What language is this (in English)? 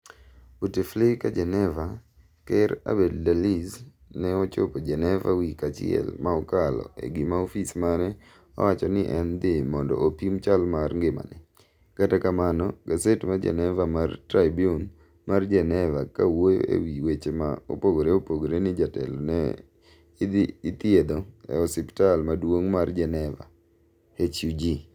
Luo (Kenya and Tanzania)